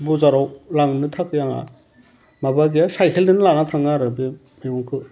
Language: Bodo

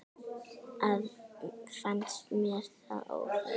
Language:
Icelandic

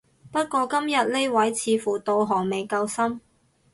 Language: Cantonese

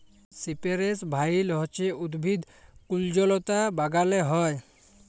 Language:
Bangla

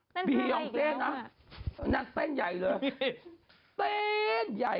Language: Thai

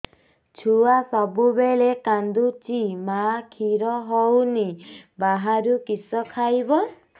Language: Odia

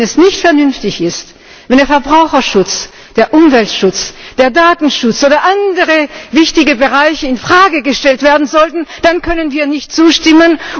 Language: German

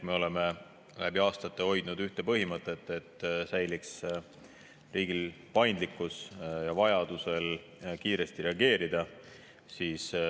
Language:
Estonian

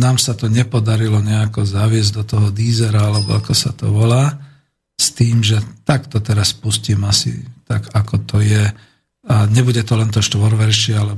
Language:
Slovak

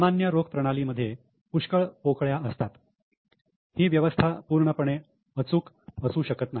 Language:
Marathi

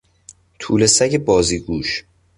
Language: Persian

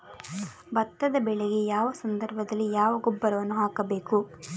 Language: Kannada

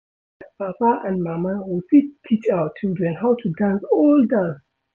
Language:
Nigerian Pidgin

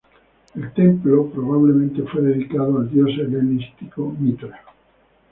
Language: Spanish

